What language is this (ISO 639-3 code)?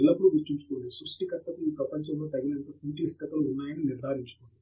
tel